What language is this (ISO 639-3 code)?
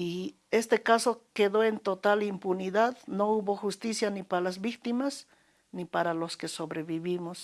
spa